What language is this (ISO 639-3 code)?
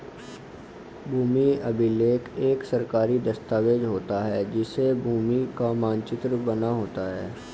hin